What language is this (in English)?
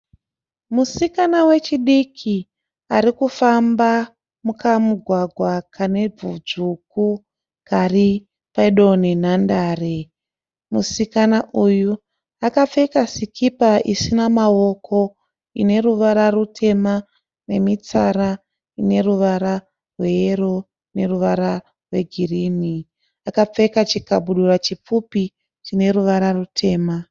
Shona